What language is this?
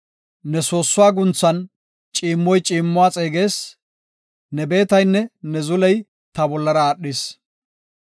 Gofa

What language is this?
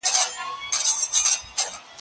Pashto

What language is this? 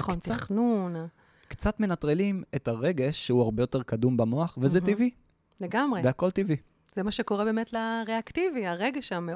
Hebrew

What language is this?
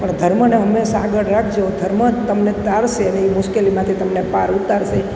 Gujarati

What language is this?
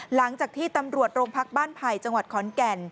Thai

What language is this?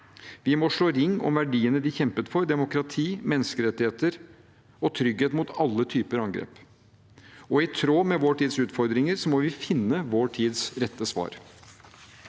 Norwegian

